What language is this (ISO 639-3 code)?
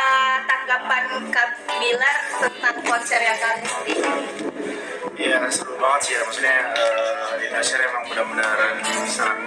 ind